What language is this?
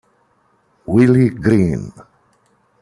Italian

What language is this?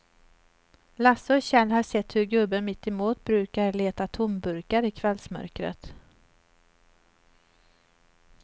Swedish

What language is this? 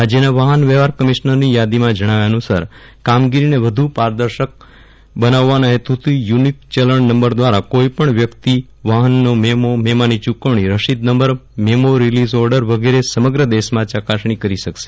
Gujarati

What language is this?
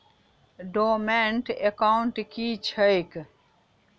Maithili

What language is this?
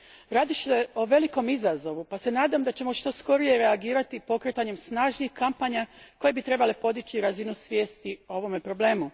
Croatian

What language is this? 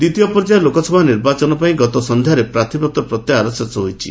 Odia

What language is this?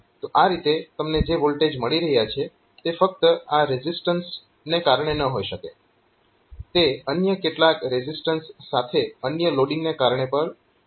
Gujarati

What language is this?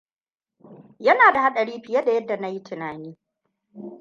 Hausa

